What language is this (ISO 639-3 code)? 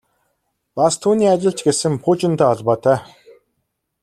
mon